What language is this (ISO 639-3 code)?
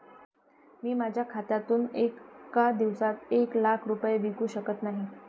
mar